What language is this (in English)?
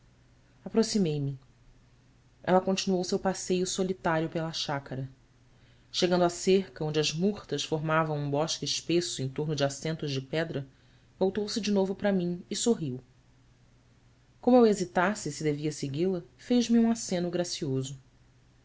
Portuguese